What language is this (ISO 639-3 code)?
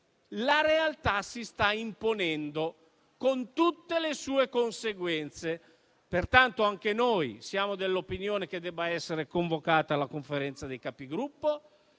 ita